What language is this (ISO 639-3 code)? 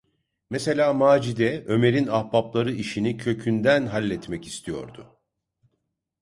tur